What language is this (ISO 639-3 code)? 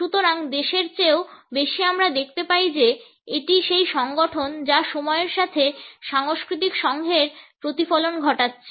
ben